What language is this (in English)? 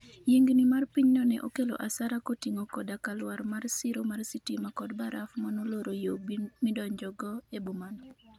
Luo (Kenya and Tanzania)